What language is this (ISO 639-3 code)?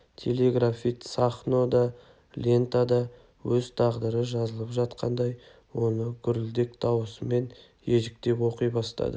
kaz